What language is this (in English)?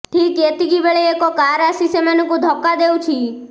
Odia